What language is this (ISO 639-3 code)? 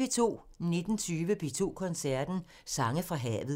dan